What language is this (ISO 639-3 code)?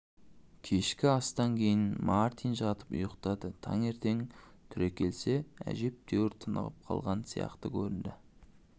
kaz